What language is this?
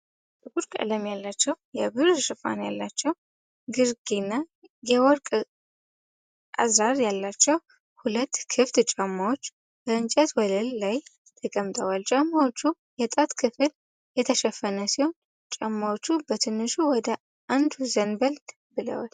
Amharic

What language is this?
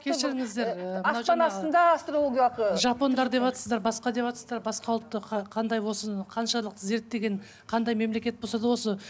Kazakh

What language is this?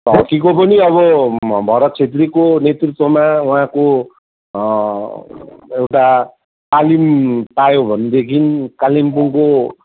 Nepali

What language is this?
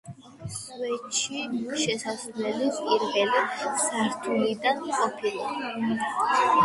Georgian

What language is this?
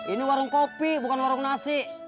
Indonesian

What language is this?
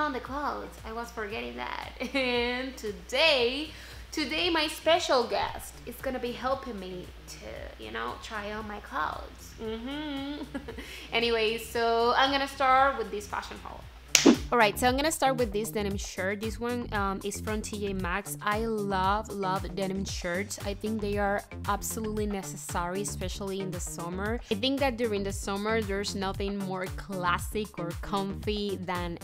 English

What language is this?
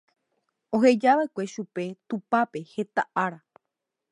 Guarani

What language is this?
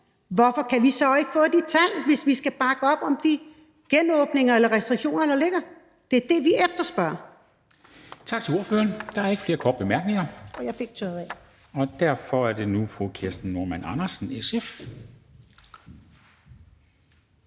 Danish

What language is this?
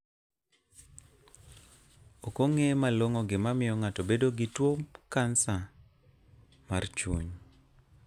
Luo (Kenya and Tanzania)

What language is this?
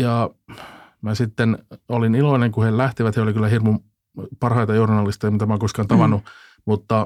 Finnish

